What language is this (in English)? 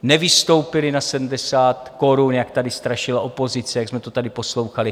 Czech